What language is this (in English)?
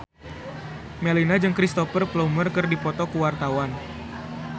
Sundanese